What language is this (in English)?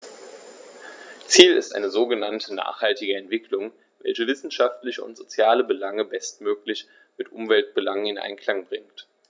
German